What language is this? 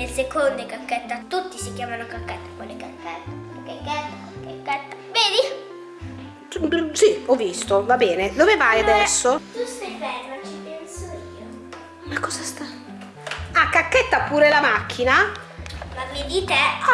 Italian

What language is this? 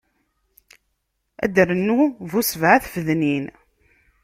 Kabyle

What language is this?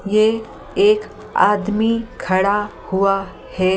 Hindi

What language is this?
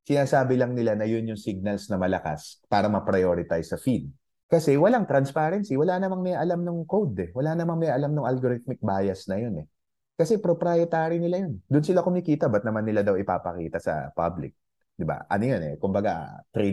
Filipino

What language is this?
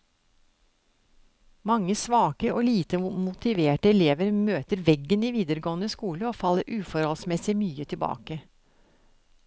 Norwegian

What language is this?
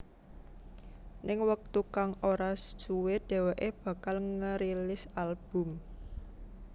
Javanese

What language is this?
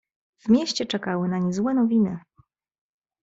Polish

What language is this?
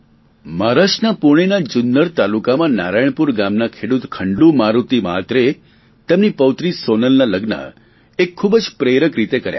Gujarati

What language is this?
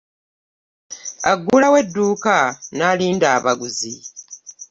Ganda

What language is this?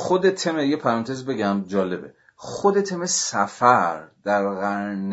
Persian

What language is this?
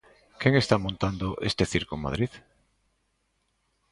Galician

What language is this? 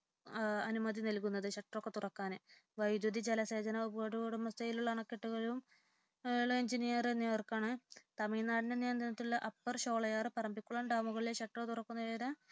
Malayalam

